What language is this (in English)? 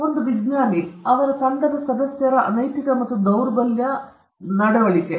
Kannada